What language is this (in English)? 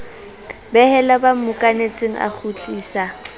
Southern Sotho